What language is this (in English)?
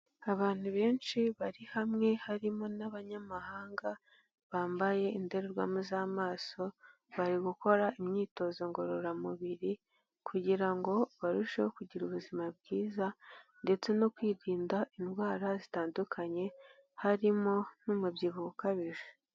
Kinyarwanda